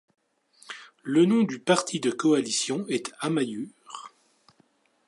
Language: French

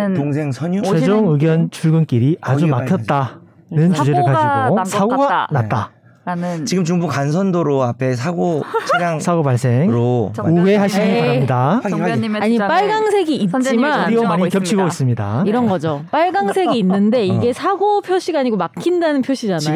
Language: Korean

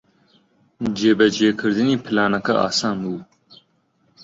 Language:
Central Kurdish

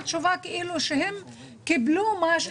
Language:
Hebrew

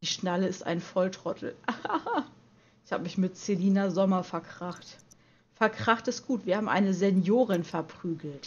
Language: German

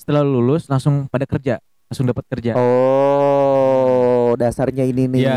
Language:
Indonesian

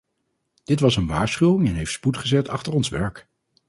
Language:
Dutch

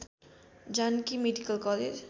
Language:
Nepali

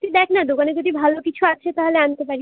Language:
Bangla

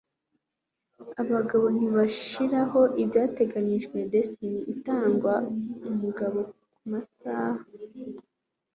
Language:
Kinyarwanda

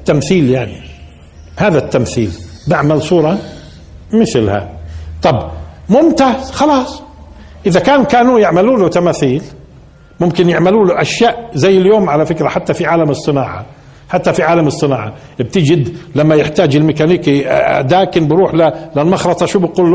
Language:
Arabic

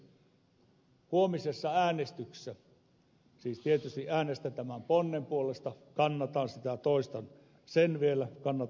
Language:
Finnish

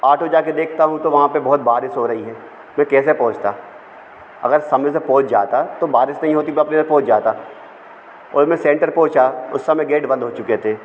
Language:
Hindi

